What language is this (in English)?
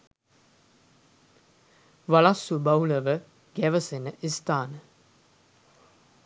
Sinhala